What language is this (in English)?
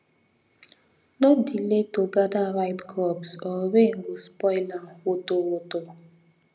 Nigerian Pidgin